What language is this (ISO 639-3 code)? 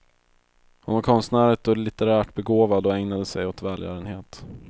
swe